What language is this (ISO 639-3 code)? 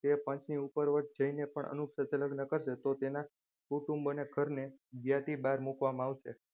guj